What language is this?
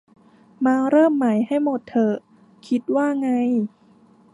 Thai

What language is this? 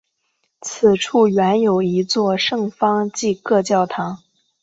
Chinese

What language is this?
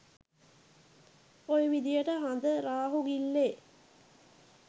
Sinhala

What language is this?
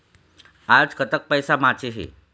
Chhattisgarhi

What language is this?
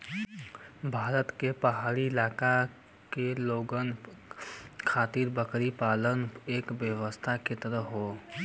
Bhojpuri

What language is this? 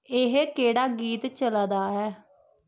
Dogri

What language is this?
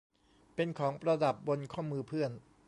Thai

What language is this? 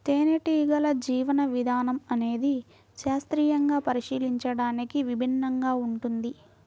Telugu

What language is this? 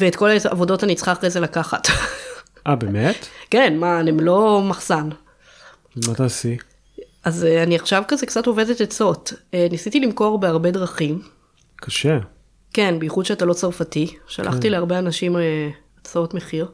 Hebrew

